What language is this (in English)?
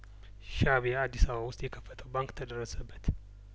Amharic